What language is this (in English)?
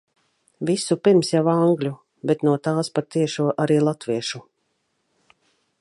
Latvian